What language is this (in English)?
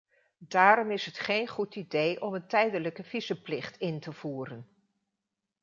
Dutch